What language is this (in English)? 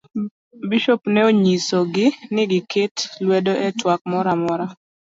Luo (Kenya and Tanzania)